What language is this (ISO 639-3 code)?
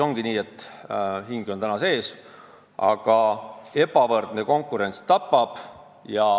est